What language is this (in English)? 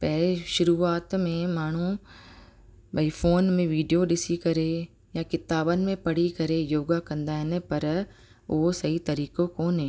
Sindhi